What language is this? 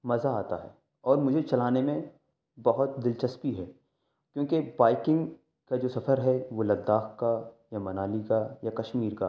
Urdu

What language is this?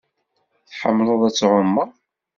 Kabyle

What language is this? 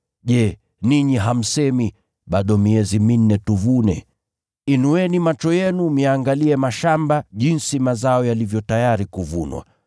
Swahili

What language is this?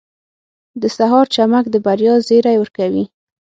Pashto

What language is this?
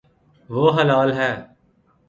Urdu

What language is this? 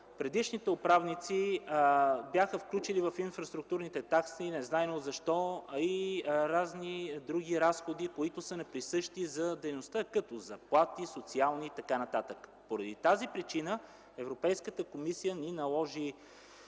Bulgarian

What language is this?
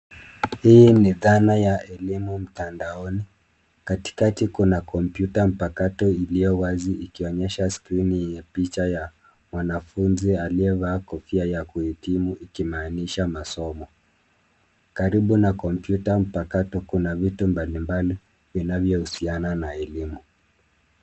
Swahili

